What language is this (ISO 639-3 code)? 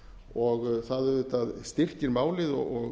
isl